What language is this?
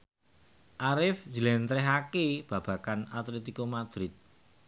Javanese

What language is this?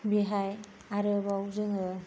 Bodo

